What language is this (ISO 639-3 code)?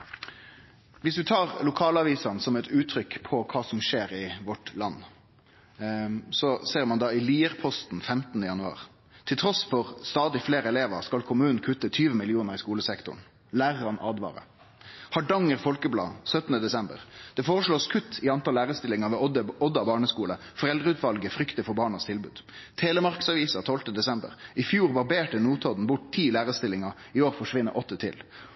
nno